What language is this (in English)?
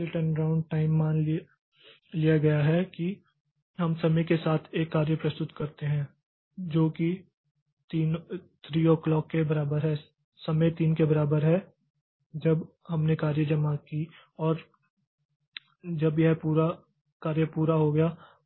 Hindi